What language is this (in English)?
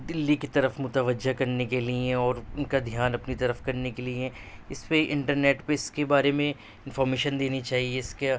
Urdu